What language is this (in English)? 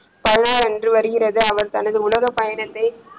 Tamil